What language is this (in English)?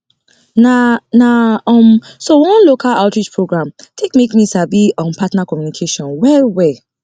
Nigerian Pidgin